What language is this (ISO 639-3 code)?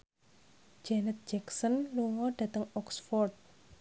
jav